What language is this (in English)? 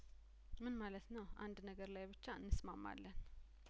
Amharic